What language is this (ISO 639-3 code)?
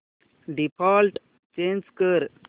mar